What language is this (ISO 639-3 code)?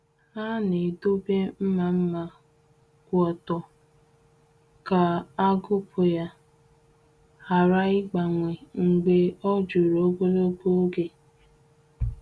ibo